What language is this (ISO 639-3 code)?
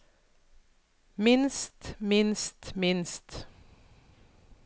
nor